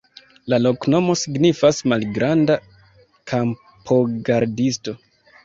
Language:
Esperanto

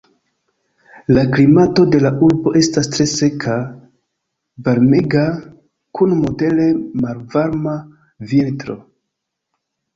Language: Esperanto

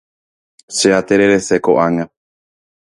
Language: Guarani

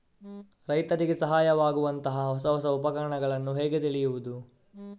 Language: Kannada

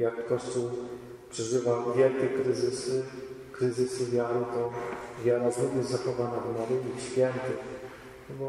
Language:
Polish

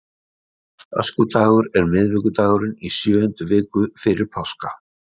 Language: Icelandic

